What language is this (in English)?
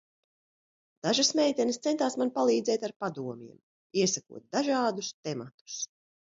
Latvian